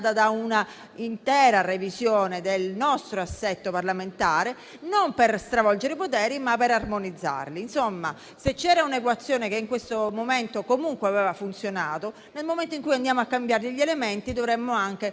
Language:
Italian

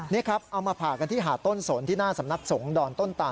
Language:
Thai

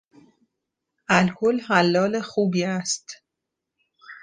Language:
Persian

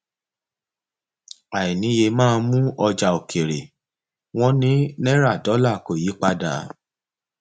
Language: Yoruba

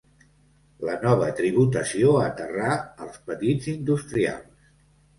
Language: Catalan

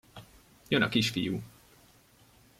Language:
Hungarian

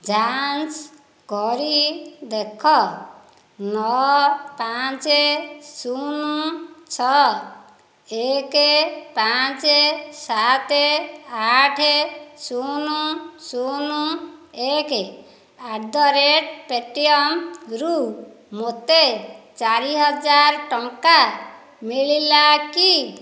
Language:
Odia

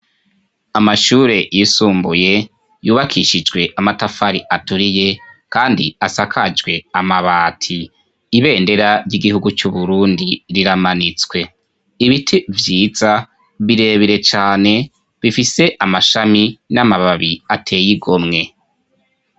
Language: Rundi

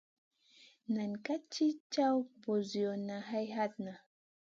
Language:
Masana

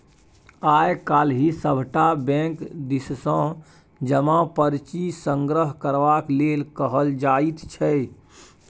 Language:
Maithili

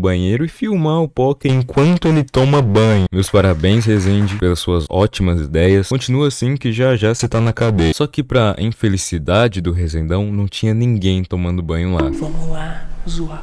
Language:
Portuguese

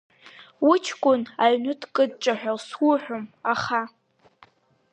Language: Abkhazian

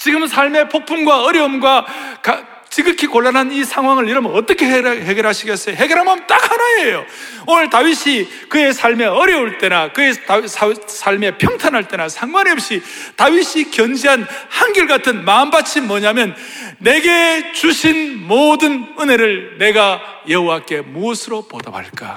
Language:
Korean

